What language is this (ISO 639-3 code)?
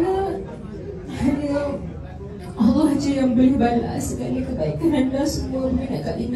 msa